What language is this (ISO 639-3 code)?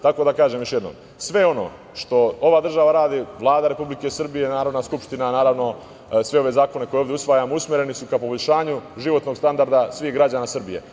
srp